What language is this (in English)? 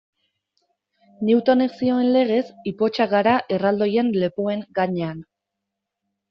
Basque